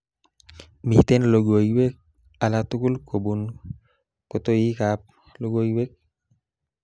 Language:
Kalenjin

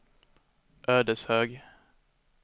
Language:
Swedish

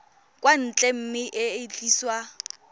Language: Tswana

